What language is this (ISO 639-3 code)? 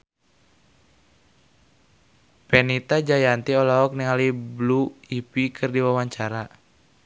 sun